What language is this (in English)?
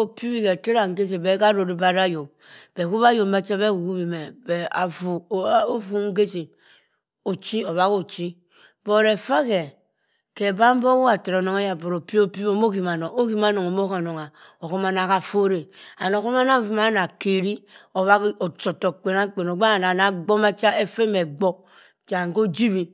Cross River Mbembe